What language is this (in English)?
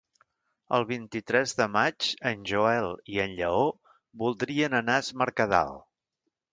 Catalan